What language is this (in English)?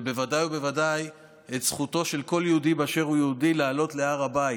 Hebrew